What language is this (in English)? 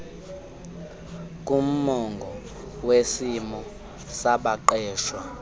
Xhosa